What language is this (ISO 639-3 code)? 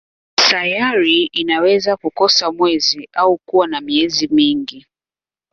swa